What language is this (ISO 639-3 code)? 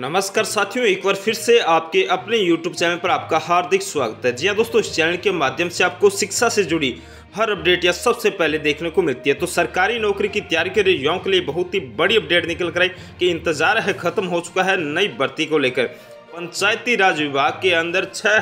hin